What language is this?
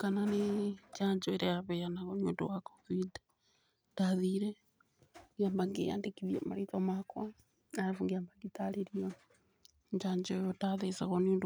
Kikuyu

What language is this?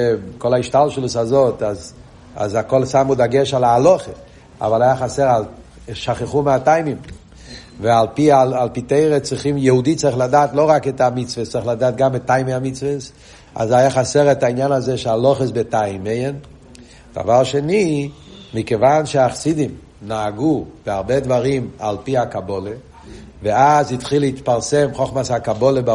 Hebrew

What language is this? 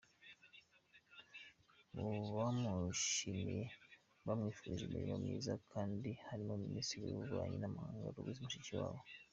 Kinyarwanda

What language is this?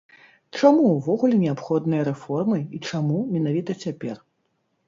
Belarusian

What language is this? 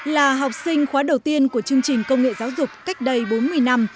Vietnamese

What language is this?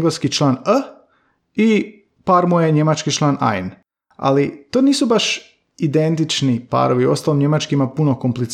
Croatian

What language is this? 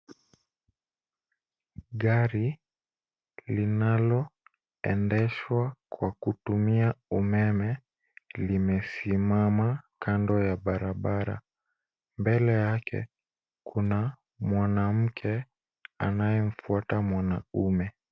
Swahili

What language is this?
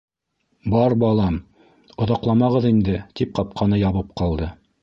Bashkir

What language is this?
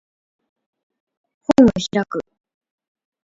Japanese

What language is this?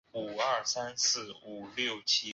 Chinese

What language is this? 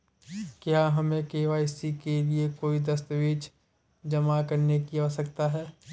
Hindi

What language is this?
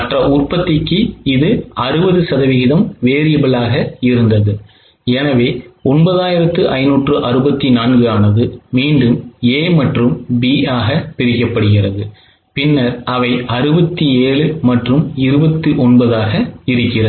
Tamil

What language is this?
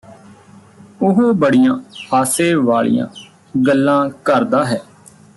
Punjabi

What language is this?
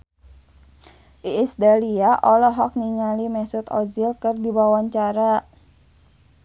Sundanese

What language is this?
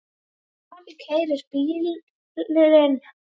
Icelandic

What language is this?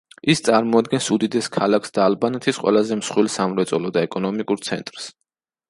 Georgian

